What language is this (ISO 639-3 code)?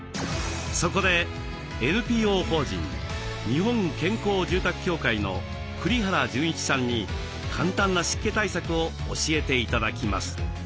jpn